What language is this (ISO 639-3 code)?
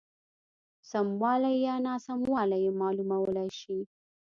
pus